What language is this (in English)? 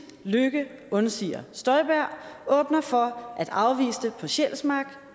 Danish